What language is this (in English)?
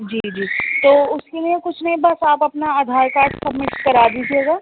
Urdu